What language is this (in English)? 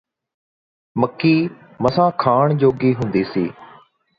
Punjabi